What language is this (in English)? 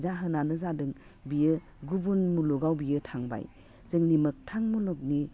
Bodo